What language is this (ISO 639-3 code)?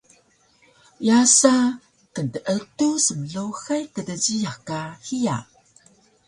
trv